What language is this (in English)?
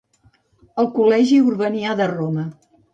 Catalan